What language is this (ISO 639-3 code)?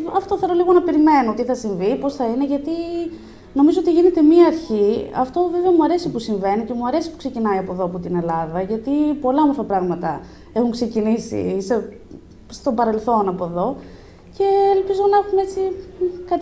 ell